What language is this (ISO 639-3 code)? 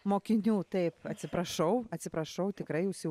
lit